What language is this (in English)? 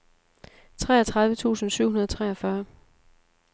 Danish